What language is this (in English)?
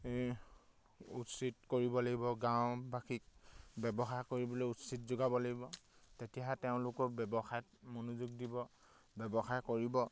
Assamese